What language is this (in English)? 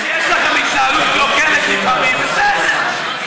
Hebrew